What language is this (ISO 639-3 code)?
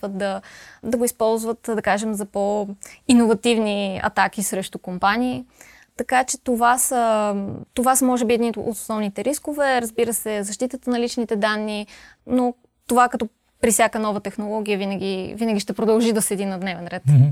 bul